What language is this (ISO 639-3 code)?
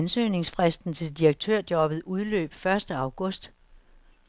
dan